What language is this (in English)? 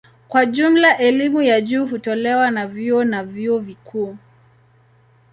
Swahili